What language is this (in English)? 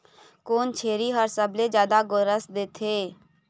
Chhattisgarhi